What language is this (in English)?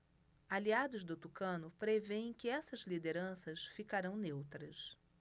Portuguese